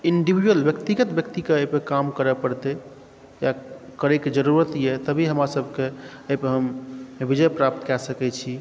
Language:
Maithili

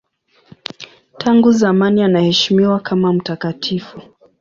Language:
Swahili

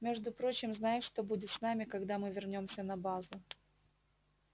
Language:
Russian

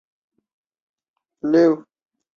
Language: Chinese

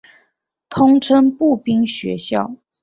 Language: Chinese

